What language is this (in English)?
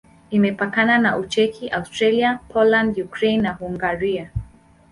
Swahili